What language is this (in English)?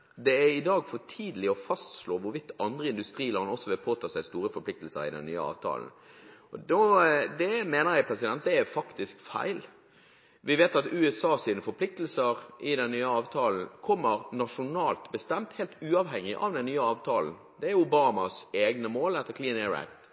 Norwegian Bokmål